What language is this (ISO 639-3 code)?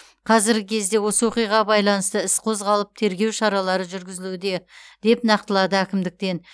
kaz